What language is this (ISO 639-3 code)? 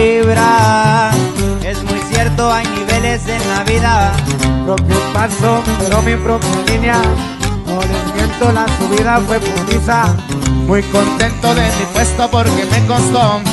spa